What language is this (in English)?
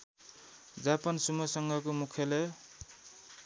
Nepali